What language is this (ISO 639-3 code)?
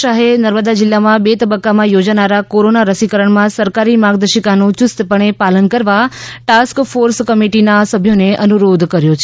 guj